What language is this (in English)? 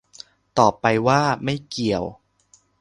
Thai